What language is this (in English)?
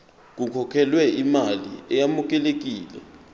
Zulu